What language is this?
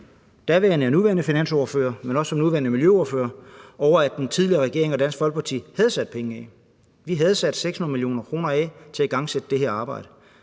Danish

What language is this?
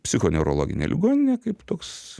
Lithuanian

